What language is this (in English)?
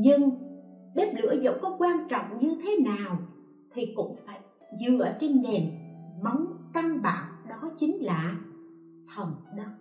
Vietnamese